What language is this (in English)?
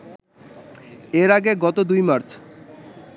Bangla